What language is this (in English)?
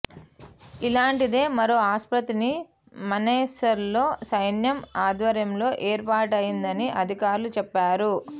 Telugu